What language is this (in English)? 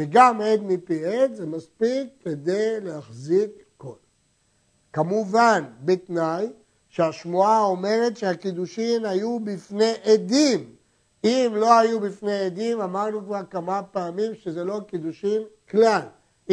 Hebrew